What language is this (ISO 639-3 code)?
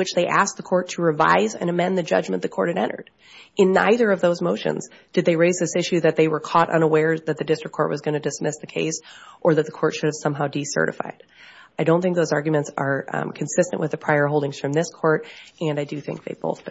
eng